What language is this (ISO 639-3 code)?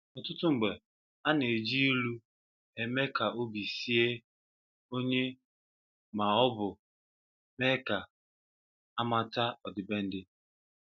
ibo